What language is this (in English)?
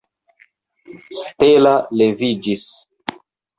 Esperanto